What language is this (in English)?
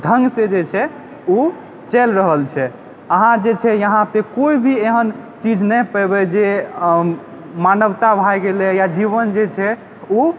Maithili